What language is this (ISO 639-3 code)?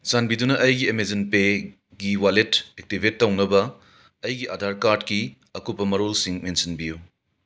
mni